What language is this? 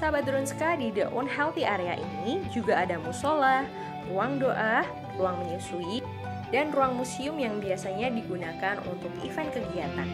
Indonesian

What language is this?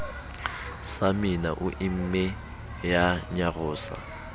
Southern Sotho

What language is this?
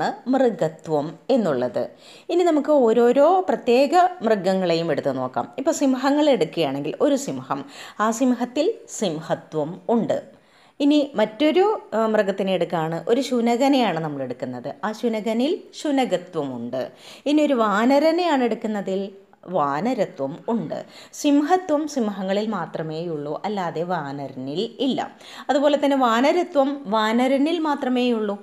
Malayalam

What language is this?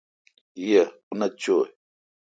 Kalkoti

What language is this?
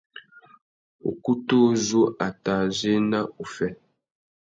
Tuki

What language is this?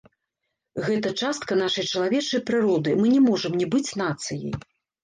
Belarusian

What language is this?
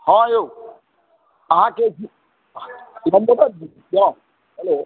Maithili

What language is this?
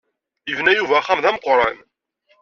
Kabyle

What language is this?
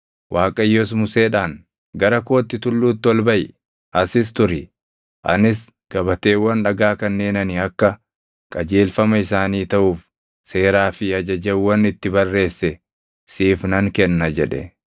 Oromo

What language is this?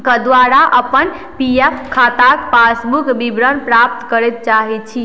Maithili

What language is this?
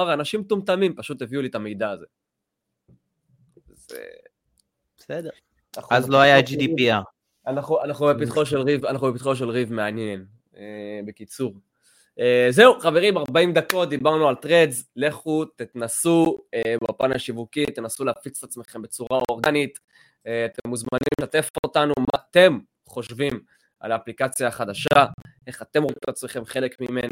Hebrew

